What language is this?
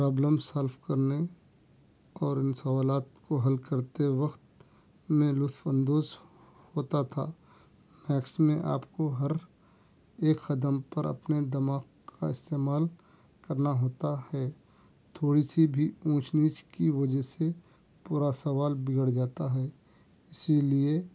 Urdu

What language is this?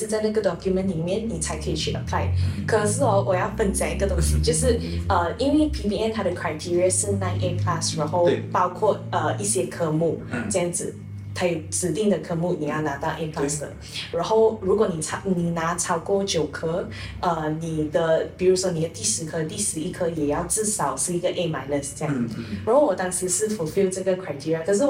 Chinese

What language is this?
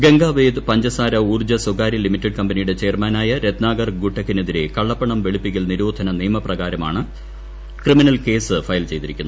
Malayalam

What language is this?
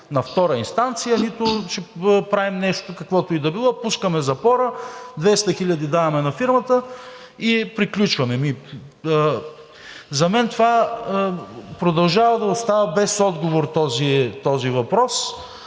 Bulgarian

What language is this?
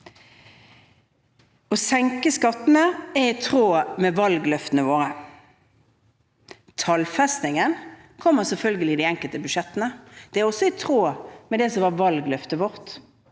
Norwegian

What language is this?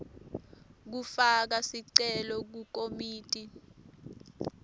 Swati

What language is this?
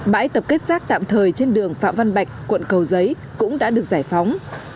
Vietnamese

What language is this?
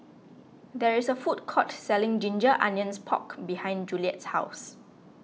English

